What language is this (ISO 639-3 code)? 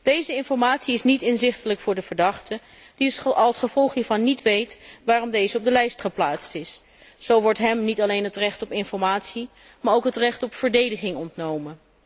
nld